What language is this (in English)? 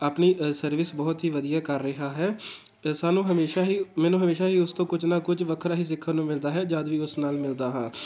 Punjabi